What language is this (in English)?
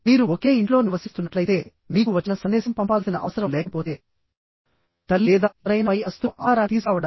Telugu